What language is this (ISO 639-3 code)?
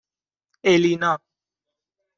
fas